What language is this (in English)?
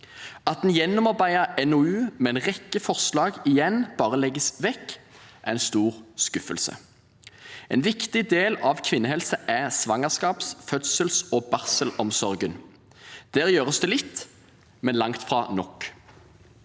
Norwegian